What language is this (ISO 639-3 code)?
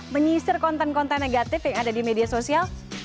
ind